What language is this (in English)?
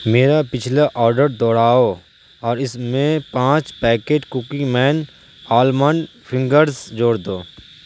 Urdu